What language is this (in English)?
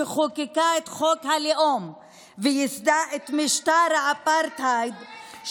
Hebrew